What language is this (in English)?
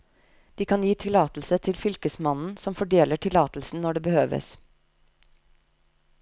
Norwegian